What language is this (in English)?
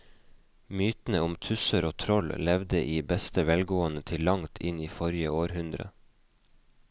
Norwegian